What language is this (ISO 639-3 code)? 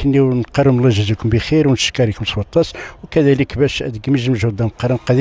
ara